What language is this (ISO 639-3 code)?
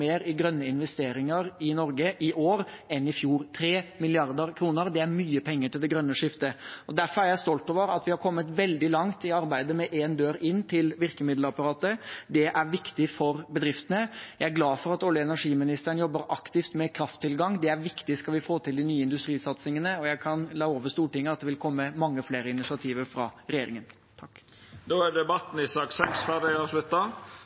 nor